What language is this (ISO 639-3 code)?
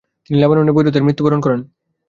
ben